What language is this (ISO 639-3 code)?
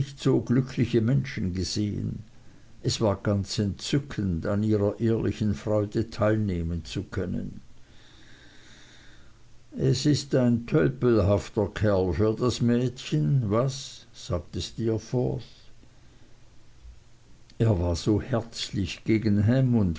deu